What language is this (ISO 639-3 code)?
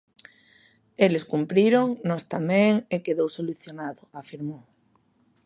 glg